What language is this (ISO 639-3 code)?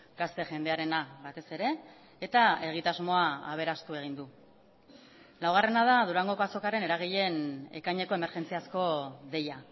eus